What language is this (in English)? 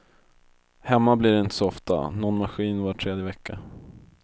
Swedish